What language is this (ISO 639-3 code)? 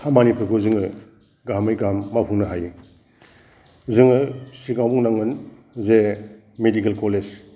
brx